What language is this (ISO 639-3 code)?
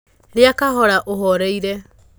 kik